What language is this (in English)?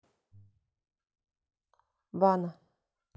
Russian